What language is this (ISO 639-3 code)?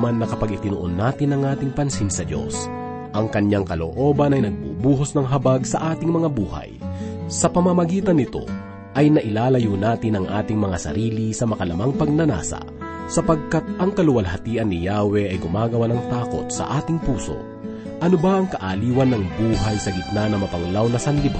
fil